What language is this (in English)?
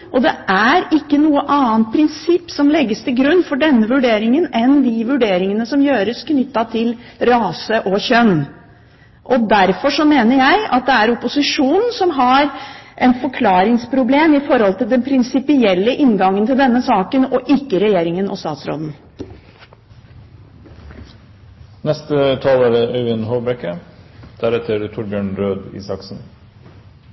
Norwegian Bokmål